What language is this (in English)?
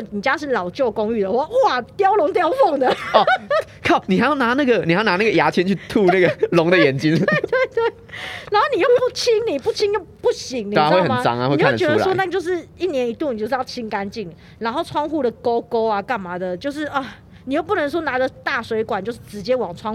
Chinese